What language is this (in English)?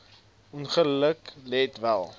Afrikaans